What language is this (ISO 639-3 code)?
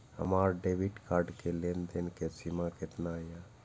mai